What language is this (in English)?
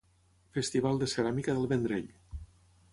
Catalan